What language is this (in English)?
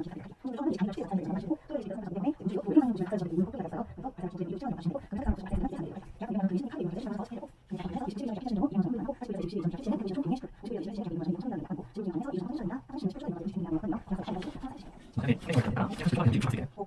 Korean